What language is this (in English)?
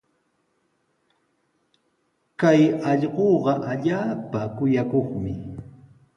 Sihuas Ancash Quechua